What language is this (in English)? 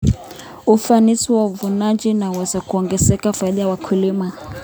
Kalenjin